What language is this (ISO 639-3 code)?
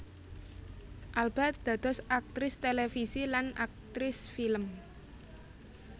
jav